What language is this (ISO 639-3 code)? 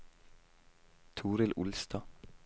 nor